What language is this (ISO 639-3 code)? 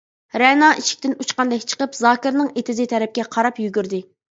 uig